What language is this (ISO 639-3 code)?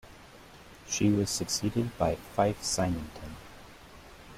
eng